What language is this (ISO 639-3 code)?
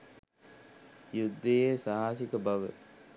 sin